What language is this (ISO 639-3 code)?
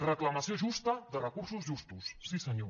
cat